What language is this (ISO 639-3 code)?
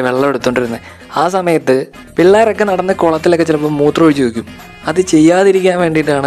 mal